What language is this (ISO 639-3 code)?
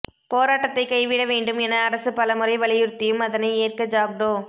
tam